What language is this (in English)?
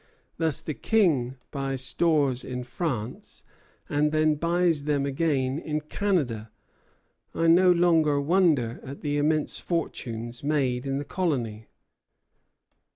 English